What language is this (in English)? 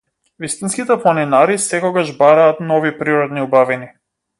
Macedonian